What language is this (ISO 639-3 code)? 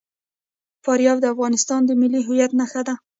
pus